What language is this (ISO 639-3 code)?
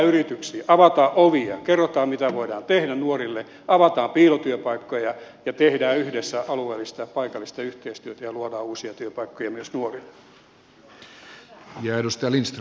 fin